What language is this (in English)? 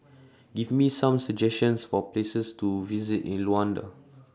English